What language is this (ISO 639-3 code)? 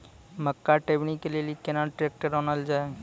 mai